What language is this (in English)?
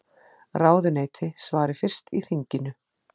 Icelandic